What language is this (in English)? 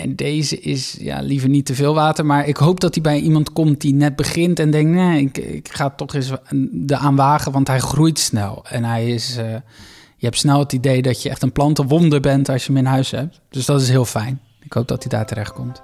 Dutch